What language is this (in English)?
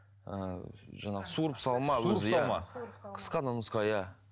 Kazakh